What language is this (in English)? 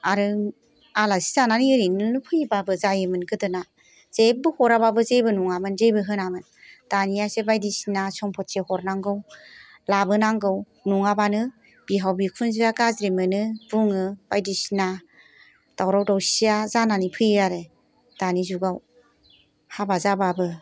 Bodo